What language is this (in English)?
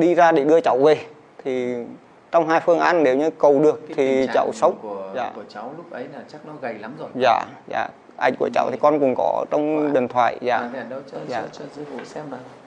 Vietnamese